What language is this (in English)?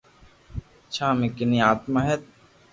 Loarki